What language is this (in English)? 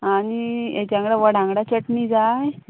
Konkani